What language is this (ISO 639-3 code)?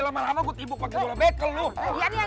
ind